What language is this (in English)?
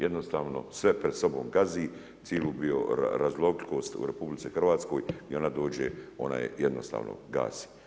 Croatian